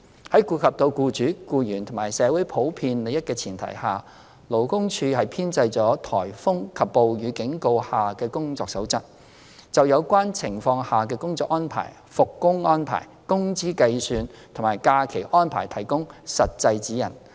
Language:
Cantonese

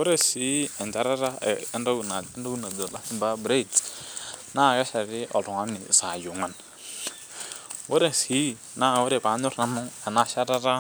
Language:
Masai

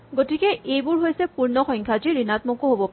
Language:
Assamese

